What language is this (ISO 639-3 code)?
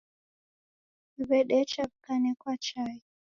dav